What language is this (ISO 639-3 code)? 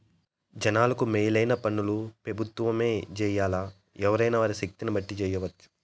tel